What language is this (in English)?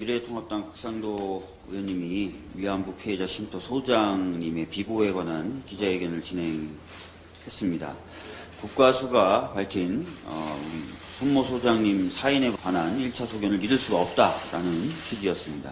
Korean